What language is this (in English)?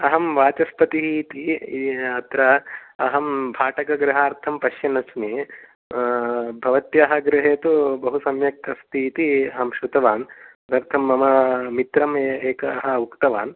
Sanskrit